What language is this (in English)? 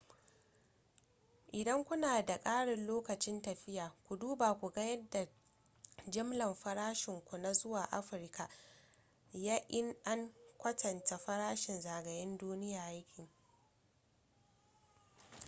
Hausa